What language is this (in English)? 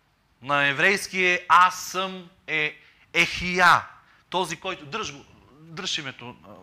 Bulgarian